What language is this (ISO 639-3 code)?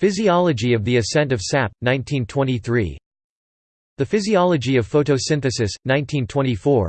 eng